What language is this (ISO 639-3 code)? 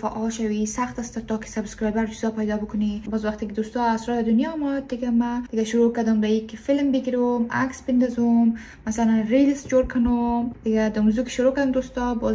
fas